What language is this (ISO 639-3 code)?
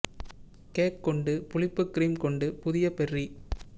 tam